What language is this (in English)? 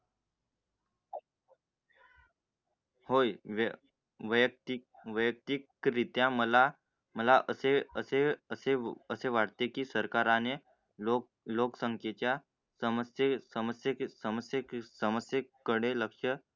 Marathi